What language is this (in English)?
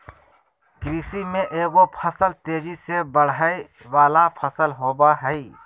Magahi